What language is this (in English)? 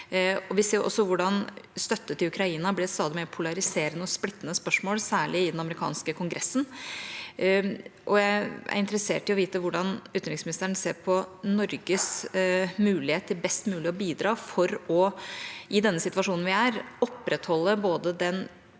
Norwegian